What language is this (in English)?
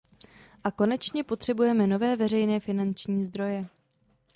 Czech